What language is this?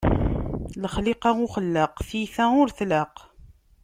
Kabyle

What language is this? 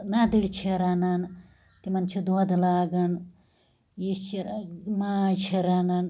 Kashmiri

